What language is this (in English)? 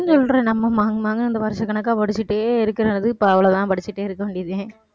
Tamil